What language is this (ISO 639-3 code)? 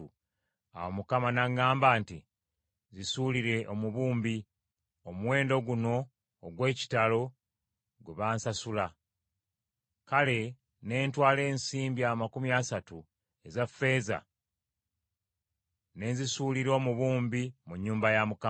lug